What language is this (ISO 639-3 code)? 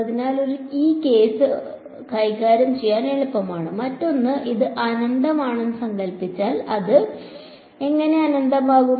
mal